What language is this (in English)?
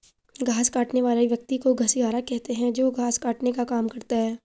Hindi